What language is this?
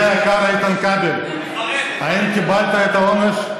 Hebrew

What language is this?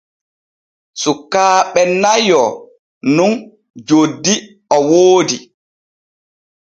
Borgu Fulfulde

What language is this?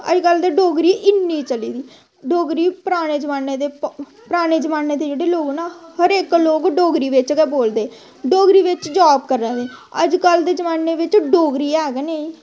Dogri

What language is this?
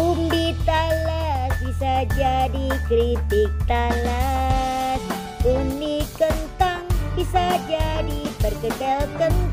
Indonesian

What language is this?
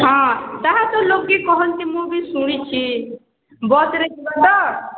Odia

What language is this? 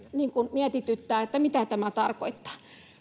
Finnish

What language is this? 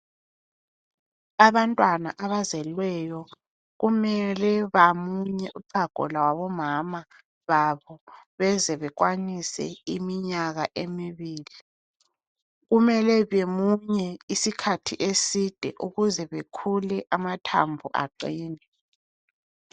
North Ndebele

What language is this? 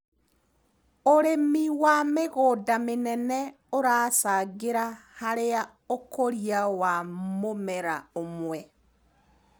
Kikuyu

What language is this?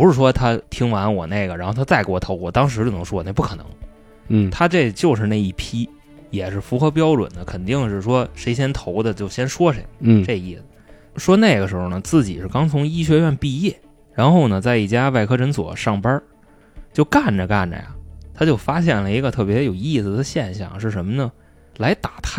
Chinese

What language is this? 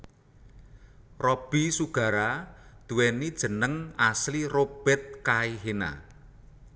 Javanese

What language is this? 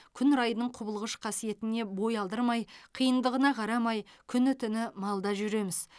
Kazakh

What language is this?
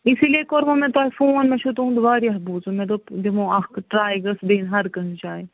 Kashmiri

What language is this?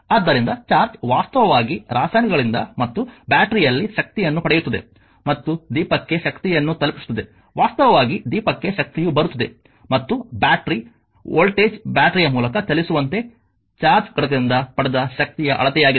Kannada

